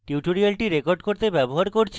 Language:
Bangla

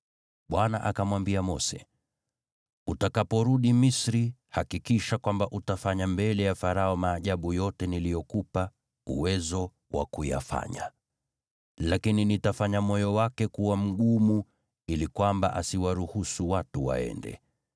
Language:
Swahili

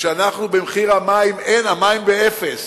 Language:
Hebrew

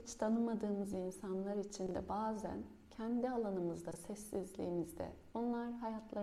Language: Turkish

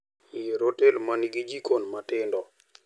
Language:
Luo (Kenya and Tanzania)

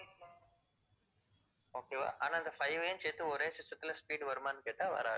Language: Tamil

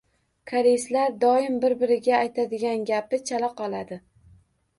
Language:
Uzbek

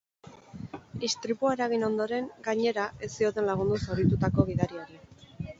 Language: Basque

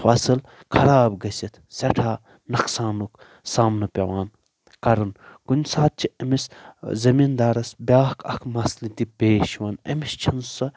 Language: Kashmiri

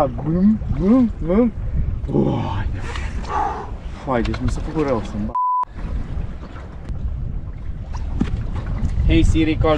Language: Romanian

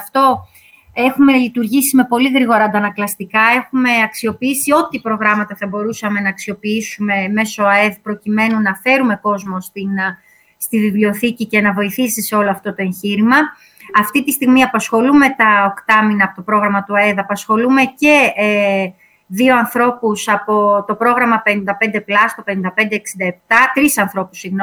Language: Greek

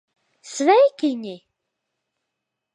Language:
Latvian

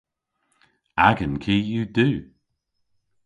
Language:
Cornish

